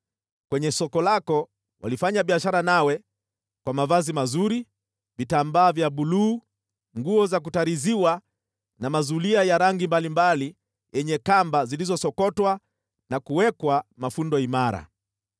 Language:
Swahili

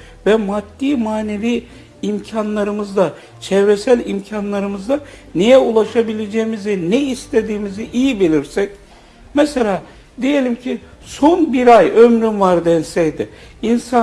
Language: Turkish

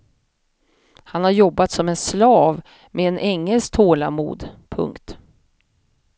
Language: Swedish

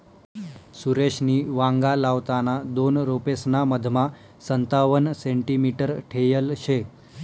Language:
Marathi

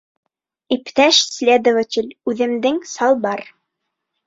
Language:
Bashkir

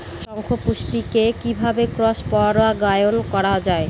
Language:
Bangla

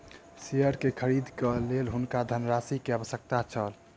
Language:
Maithili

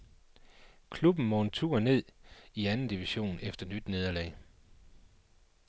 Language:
Danish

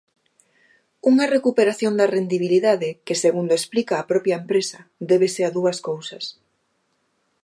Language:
Galician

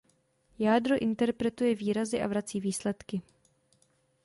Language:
Czech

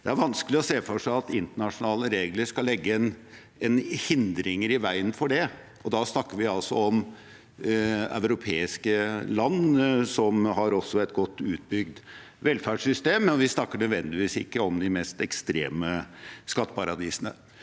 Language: Norwegian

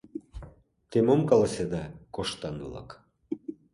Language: Mari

